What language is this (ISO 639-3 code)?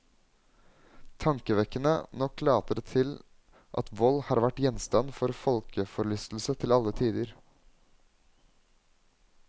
nor